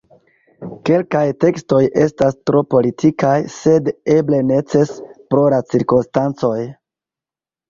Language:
Esperanto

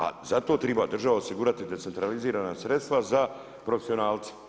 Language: Croatian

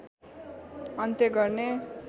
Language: Nepali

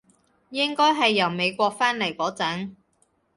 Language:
Cantonese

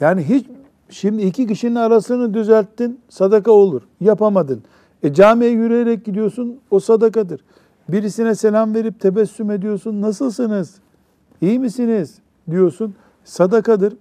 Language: Turkish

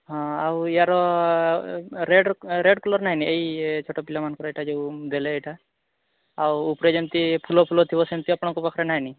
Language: Odia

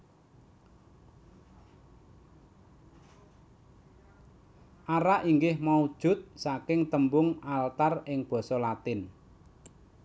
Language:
Javanese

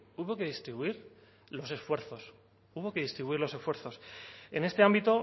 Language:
Spanish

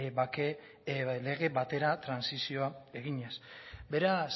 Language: Basque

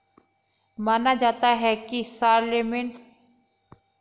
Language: Hindi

